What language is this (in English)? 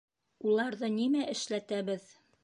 Bashkir